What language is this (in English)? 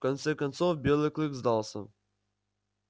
Russian